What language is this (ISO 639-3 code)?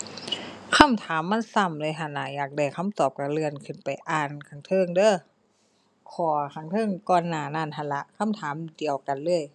tha